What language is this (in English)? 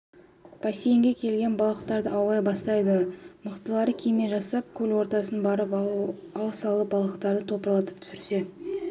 Kazakh